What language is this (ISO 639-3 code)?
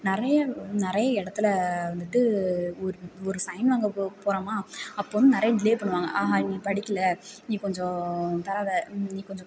tam